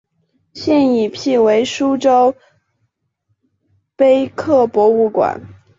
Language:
Chinese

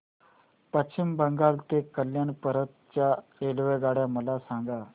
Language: Marathi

